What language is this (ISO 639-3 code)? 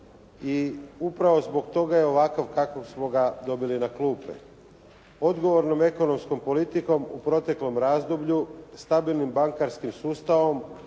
hrv